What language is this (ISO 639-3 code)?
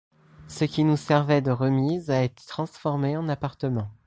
fra